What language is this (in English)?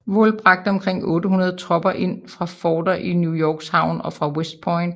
Danish